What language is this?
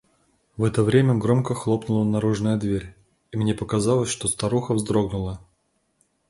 Russian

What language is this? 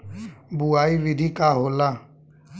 Bhojpuri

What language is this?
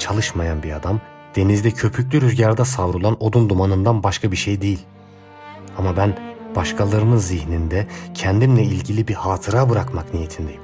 Turkish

